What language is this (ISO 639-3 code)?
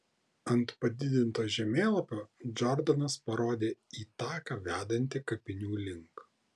lit